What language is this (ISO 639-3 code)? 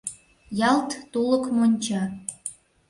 chm